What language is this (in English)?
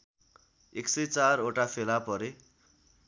Nepali